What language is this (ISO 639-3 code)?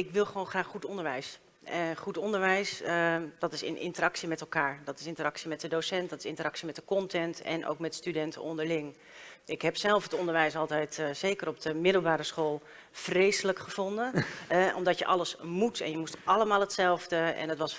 nld